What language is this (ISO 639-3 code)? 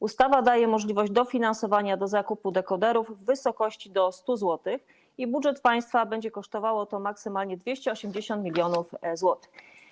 pol